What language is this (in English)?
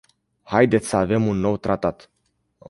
Romanian